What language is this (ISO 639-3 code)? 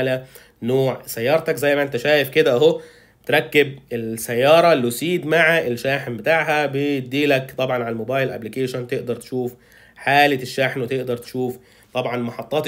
ara